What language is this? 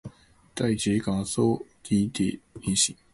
Cantonese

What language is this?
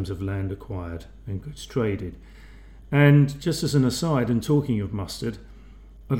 English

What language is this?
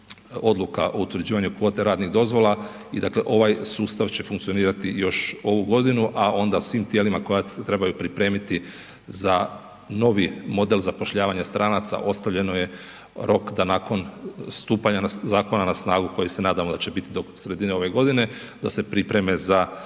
Croatian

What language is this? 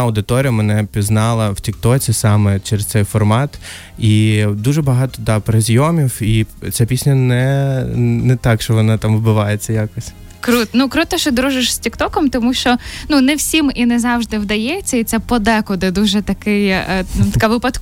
Ukrainian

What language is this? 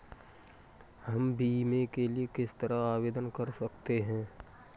Hindi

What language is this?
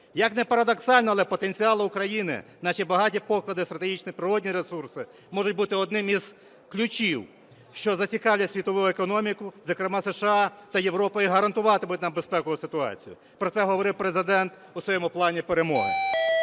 Ukrainian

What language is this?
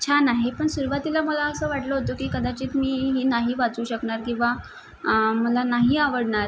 Marathi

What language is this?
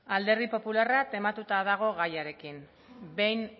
Basque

